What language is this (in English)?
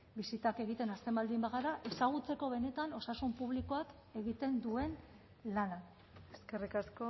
Basque